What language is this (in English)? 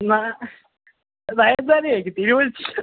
Malayalam